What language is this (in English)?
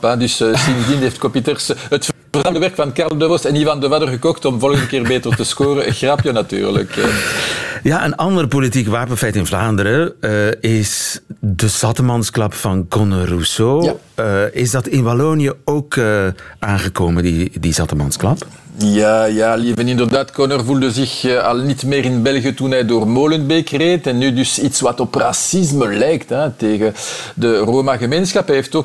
Dutch